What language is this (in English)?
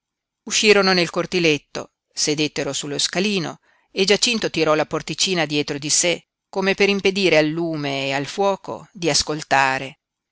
Italian